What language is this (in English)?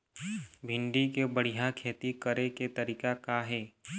Chhattisgarhi